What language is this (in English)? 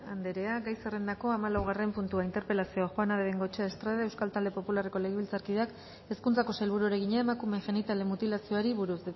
Basque